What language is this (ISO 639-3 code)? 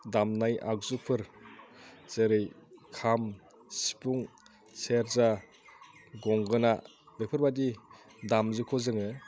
brx